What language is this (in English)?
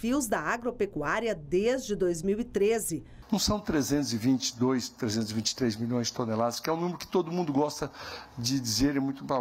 Portuguese